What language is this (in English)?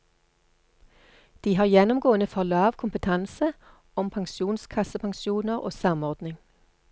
Norwegian